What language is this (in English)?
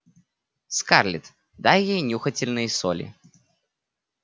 Russian